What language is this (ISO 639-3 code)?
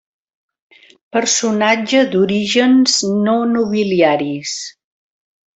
cat